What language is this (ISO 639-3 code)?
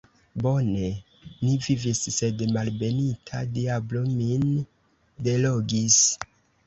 epo